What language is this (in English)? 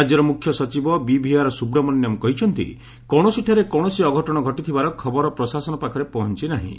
Odia